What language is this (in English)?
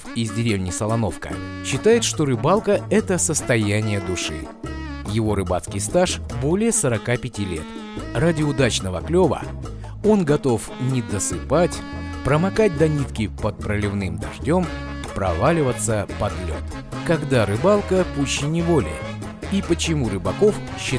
Russian